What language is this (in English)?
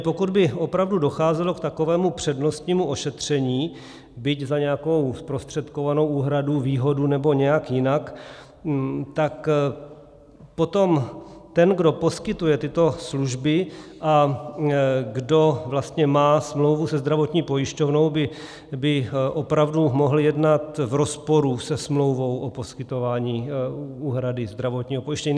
Czech